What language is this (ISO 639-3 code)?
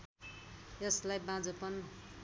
nep